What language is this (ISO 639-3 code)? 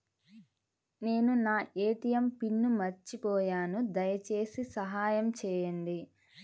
tel